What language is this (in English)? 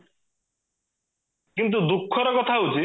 Odia